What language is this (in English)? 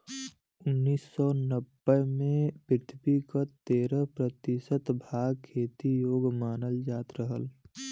Bhojpuri